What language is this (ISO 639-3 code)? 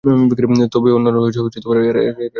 ben